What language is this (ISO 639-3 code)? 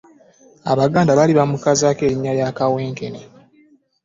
lug